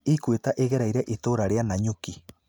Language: Kikuyu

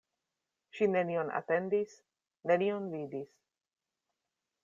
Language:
Esperanto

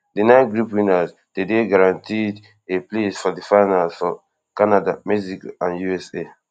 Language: Nigerian Pidgin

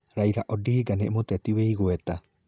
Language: Kikuyu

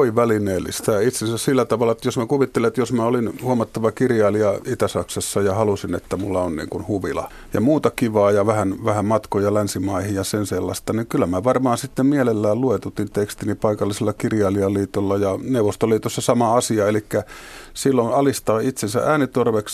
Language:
Finnish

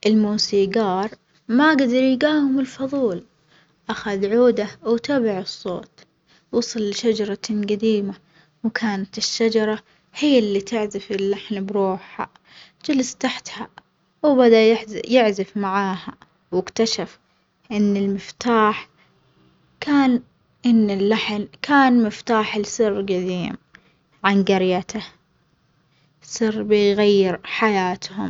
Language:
Omani Arabic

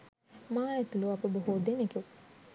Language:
Sinhala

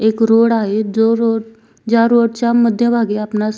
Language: Marathi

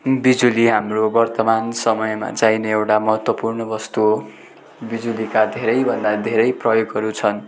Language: Nepali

